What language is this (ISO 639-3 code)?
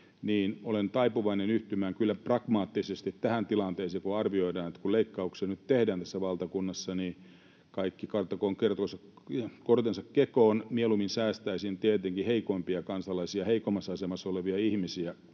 fin